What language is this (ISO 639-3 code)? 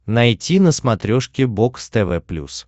rus